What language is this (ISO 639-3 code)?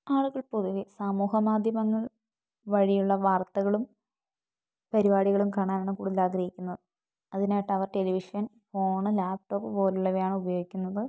mal